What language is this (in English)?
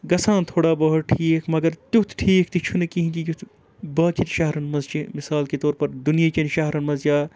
Kashmiri